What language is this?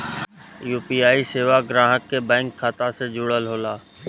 Bhojpuri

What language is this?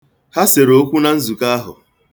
Igbo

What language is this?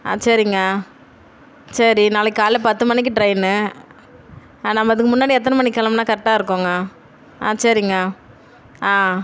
Tamil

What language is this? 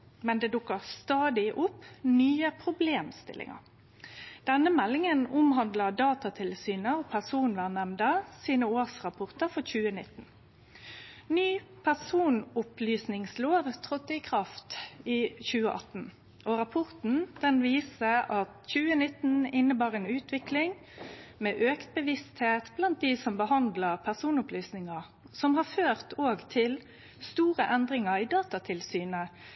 Norwegian Nynorsk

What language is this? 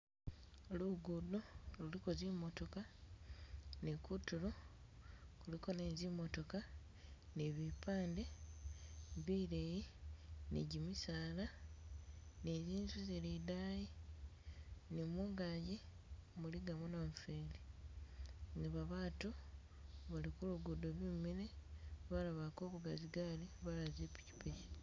Masaaba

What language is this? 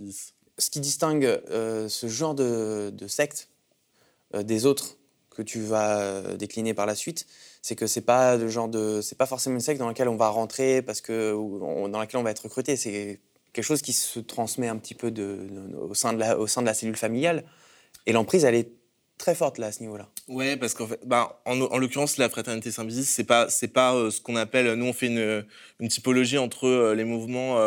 French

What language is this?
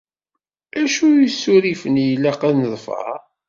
Kabyle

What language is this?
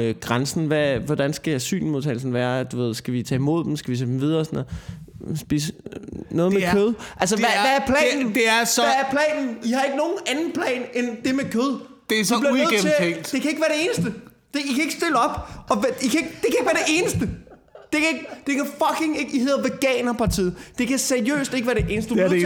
Danish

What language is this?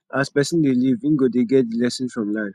Nigerian Pidgin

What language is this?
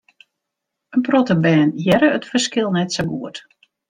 Western Frisian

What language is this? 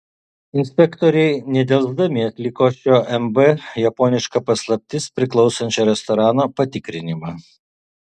Lithuanian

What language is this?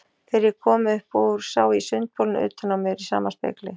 Icelandic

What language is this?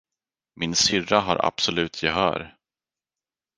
Swedish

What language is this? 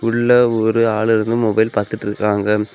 Tamil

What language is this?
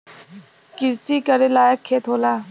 Bhojpuri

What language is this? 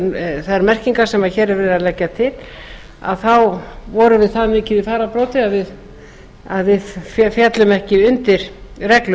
Icelandic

